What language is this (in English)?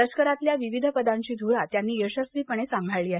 Marathi